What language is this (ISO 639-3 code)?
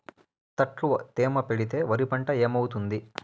tel